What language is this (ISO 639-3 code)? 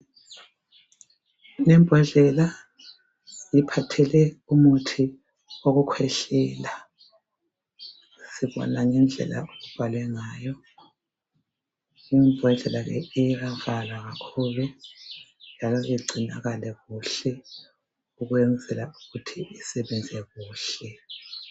nde